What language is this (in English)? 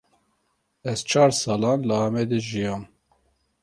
Kurdish